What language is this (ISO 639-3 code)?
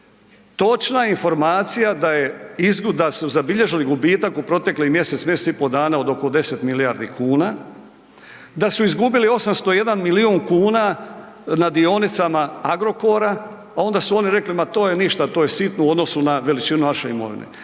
hrv